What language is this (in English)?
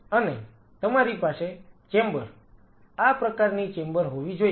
Gujarati